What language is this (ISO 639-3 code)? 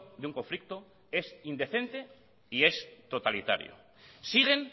spa